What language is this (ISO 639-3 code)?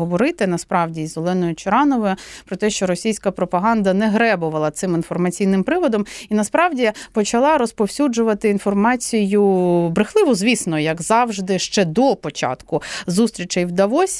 ukr